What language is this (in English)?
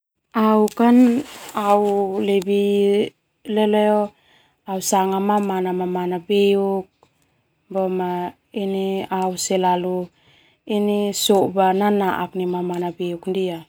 Termanu